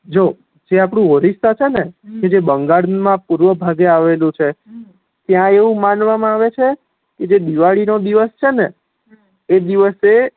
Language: Gujarati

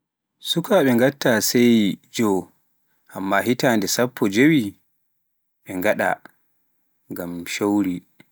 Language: Pular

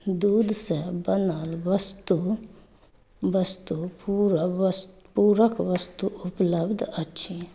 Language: Maithili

